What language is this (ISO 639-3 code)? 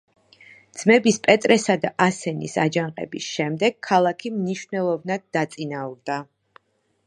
kat